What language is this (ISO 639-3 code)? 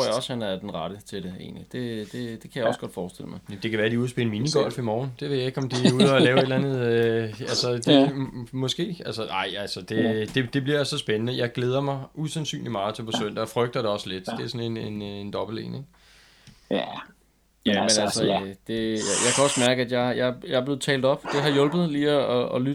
dan